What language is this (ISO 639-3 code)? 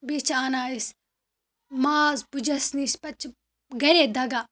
kas